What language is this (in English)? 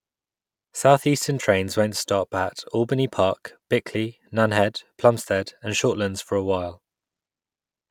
English